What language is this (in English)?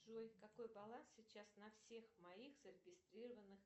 Russian